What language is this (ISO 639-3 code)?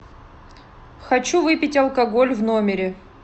rus